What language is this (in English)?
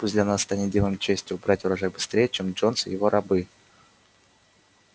Russian